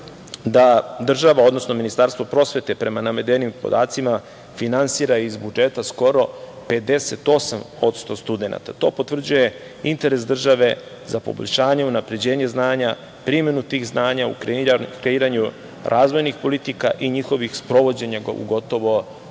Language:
Serbian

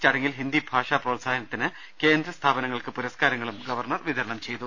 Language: Malayalam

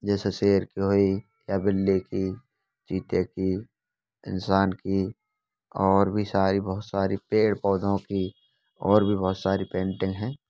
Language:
Hindi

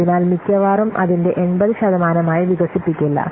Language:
Malayalam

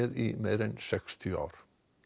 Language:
Icelandic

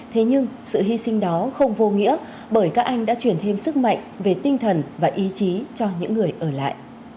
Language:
Vietnamese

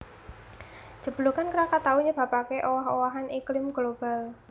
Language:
Javanese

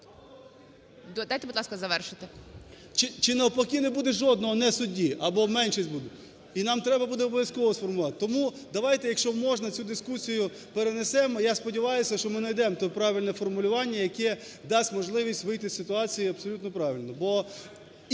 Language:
Ukrainian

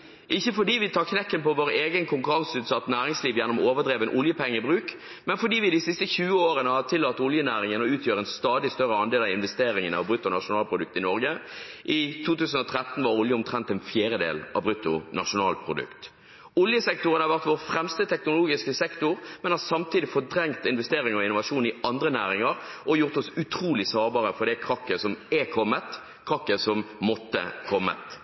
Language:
Norwegian Bokmål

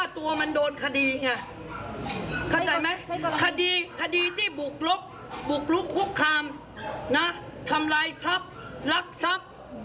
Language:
Thai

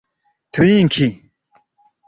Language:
Esperanto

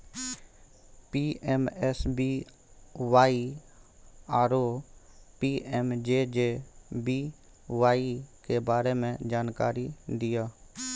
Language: Maithili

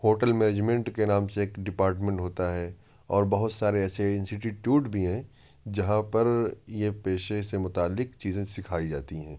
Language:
Urdu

